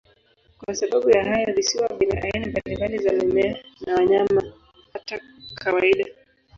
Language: Swahili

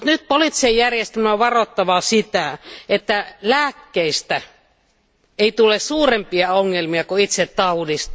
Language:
Finnish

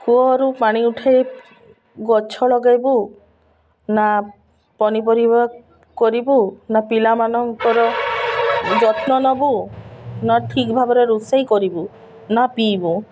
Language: Odia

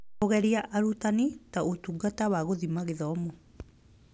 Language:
Kikuyu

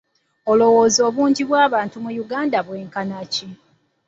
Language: Ganda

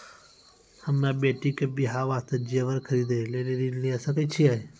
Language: Maithili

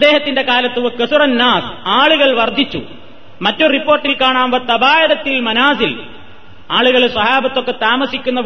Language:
Malayalam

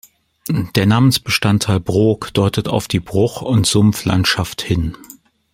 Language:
German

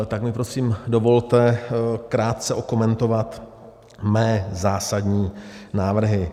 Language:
Czech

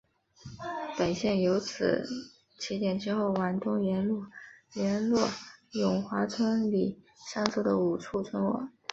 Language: Chinese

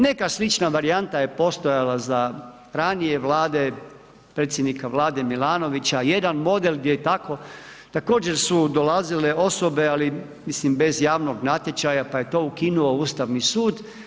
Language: Croatian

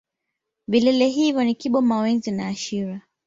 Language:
Swahili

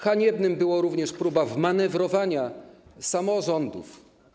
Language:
Polish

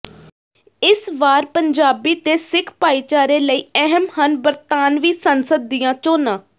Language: Punjabi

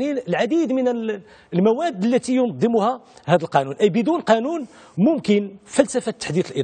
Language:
Arabic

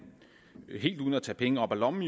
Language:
Danish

